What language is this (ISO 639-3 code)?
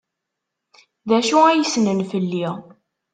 kab